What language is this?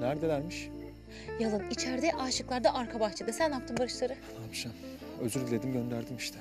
Turkish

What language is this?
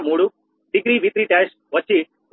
Telugu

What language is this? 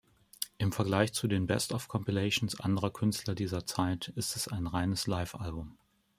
German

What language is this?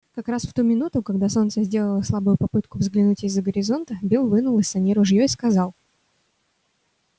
Russian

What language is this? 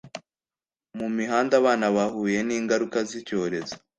Kinyarwanda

